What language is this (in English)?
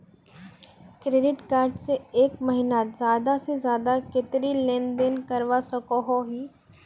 Magahi